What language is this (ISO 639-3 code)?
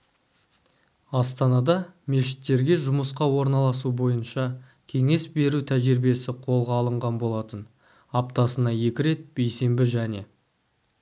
kaz